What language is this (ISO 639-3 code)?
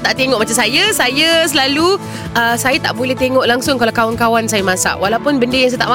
msa